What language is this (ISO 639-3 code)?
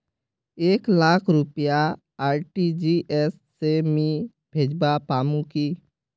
mag